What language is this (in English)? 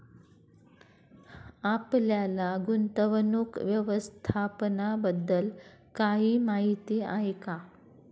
Marathi